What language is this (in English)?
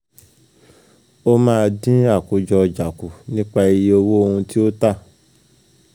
Yoruba